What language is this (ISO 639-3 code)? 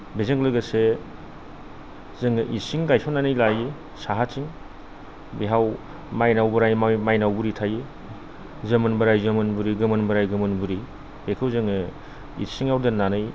brx